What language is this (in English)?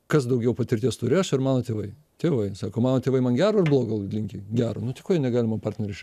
Lithuanian